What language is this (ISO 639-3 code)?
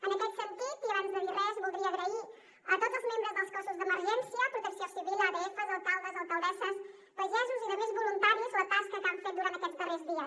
cat